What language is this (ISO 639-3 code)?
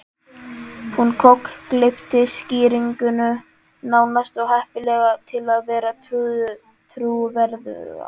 isl